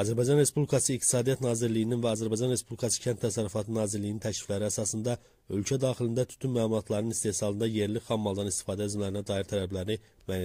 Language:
Turkish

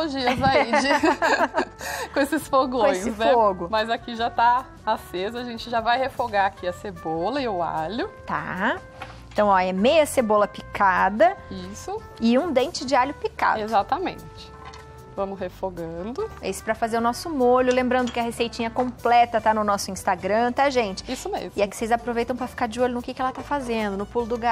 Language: Portuguese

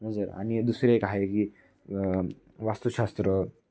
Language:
Marathi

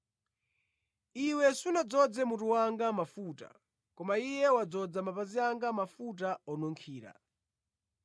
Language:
Nyanja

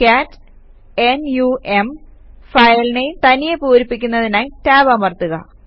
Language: Malayalam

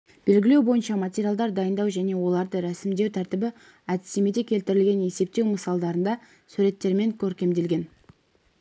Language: Kazakh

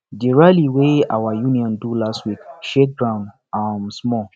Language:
Nigerian Pidgin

